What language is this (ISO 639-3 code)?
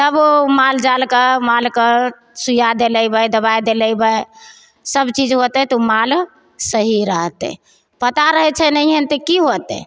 mai